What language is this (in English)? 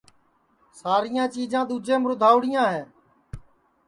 Sansi